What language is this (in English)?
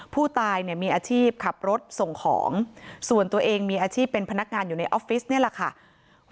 Thai